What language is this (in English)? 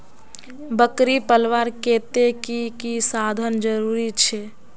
Magahi